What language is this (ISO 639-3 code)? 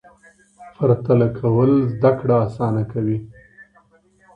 pus